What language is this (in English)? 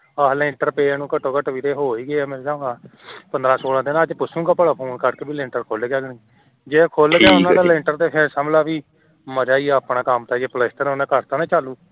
Punjabi